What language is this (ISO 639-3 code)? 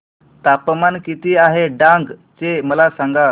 mar